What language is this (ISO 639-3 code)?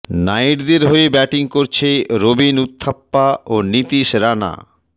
ben